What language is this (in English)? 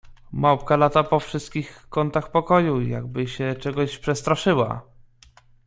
Polish